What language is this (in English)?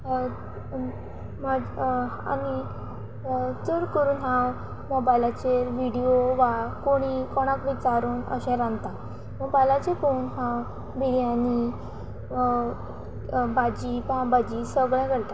Konkani